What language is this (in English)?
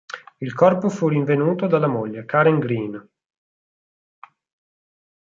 Italian